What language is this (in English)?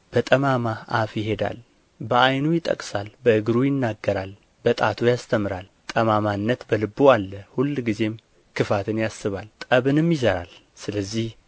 Amharic